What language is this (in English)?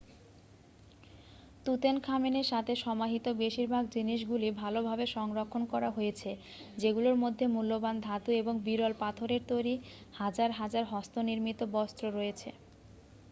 Bangla